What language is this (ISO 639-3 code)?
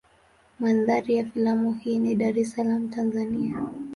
swa